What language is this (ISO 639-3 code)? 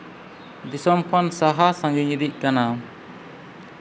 sat